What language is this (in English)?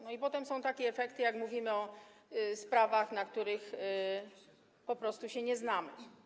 Polish